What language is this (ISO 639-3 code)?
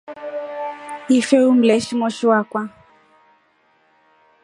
rof